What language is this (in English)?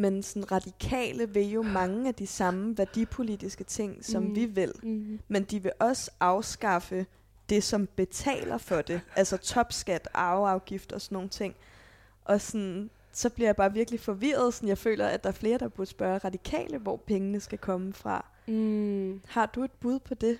Danish